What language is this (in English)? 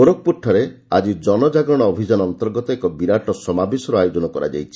Odia